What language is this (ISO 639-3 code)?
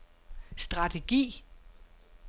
dan